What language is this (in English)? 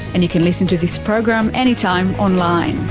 English